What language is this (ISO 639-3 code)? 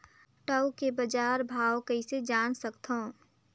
hne